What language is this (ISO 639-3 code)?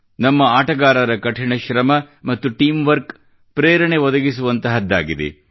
kan